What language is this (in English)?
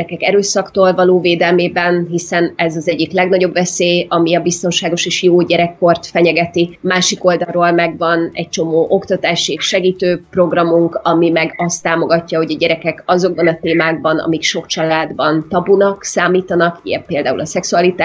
Hungarian